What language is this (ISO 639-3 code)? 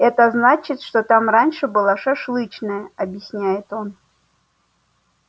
rus